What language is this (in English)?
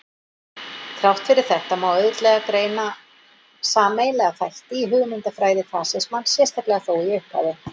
Icelandic